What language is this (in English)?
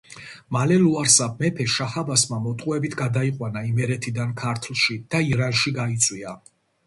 Georgian